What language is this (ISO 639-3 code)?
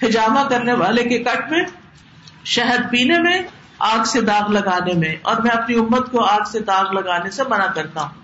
urd